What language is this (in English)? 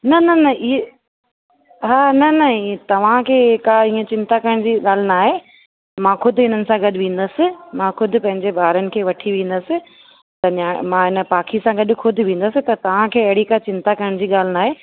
Sindhi